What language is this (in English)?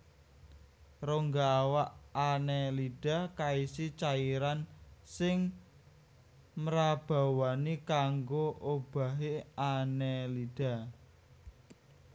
Javanese